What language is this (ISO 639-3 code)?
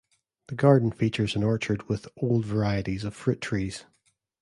eng